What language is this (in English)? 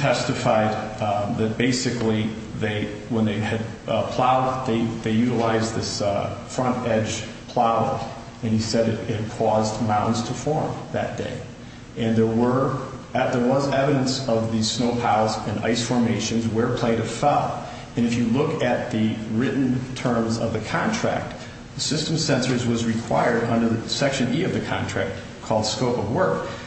English